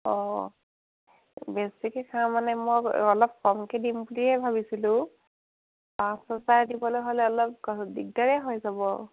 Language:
Assamese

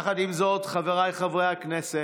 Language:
Hebrew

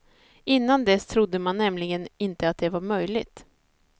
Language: Swedish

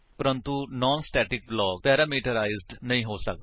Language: Punjabi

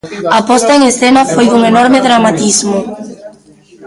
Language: Galician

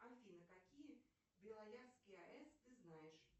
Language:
Russian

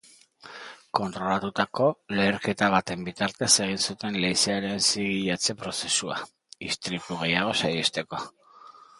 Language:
Basque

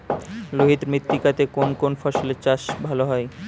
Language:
Bangla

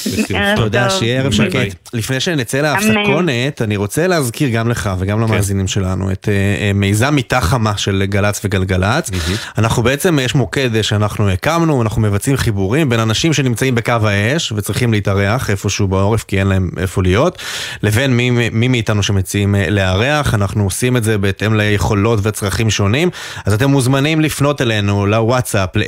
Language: Hebrew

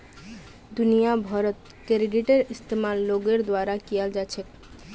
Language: Magahi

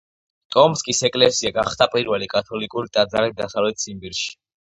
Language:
Georgian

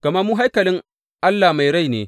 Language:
Hausa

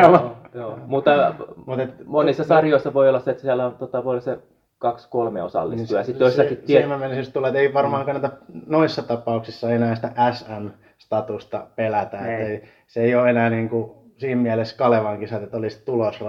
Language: Finnish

